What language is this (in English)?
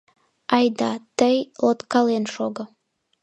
Mari